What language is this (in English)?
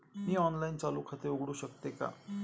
Marathi